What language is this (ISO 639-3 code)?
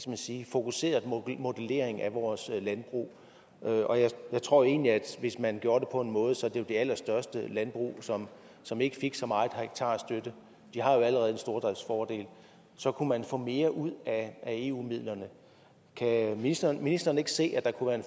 dan